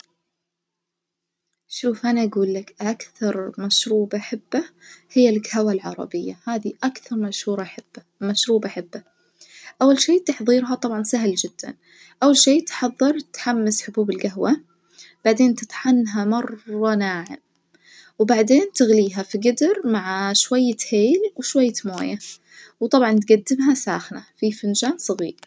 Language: Najdi Arabic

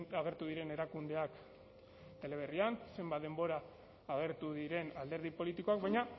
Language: Basque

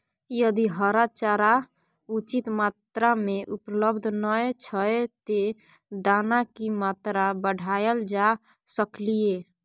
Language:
Maithili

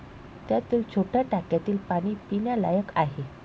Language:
Marathi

